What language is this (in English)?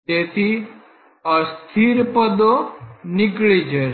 Gujarati